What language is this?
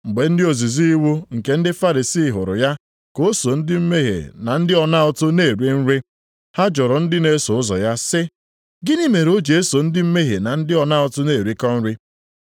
Igbo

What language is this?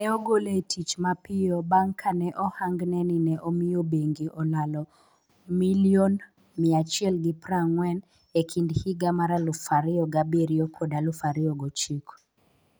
Luo (Kenya and Tanzania)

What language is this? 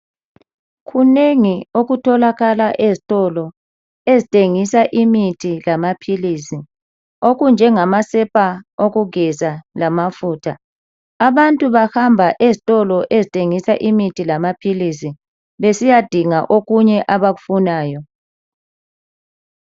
North Ndebele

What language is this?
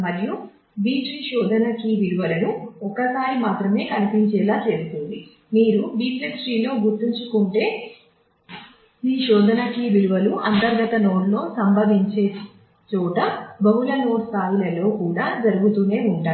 Telugu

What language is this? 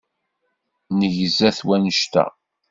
Kabyle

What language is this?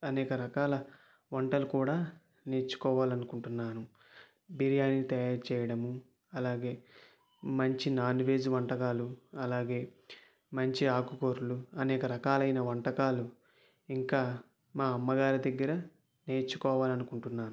Telugu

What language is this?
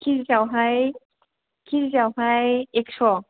Bodo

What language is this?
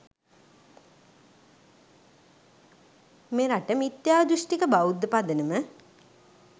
Sinhala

